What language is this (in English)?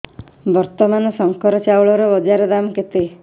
Odia